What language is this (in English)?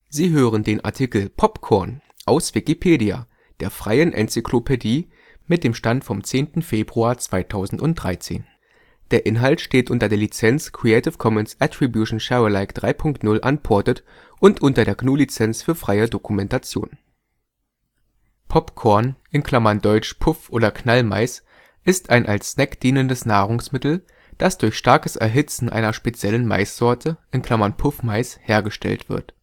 German